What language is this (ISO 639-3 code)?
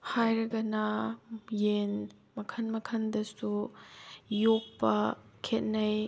mni